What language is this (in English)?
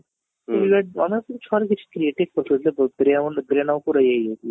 Odia